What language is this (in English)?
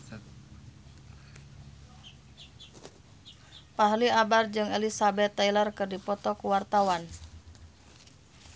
Sundanese